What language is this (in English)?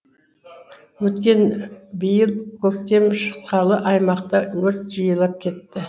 Kazakh